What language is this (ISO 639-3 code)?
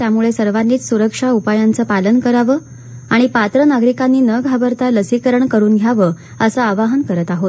mar